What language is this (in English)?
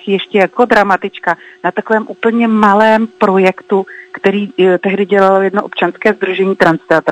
Czech